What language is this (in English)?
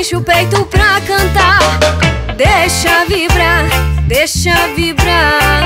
Romanian